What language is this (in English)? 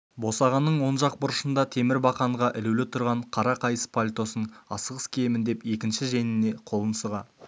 Kazakh